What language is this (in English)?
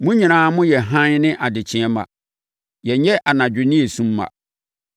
Akan